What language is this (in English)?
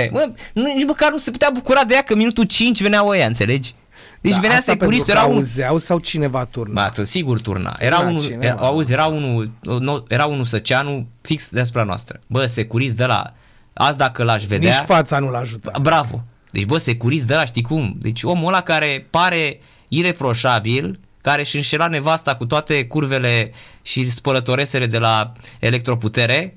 Romanian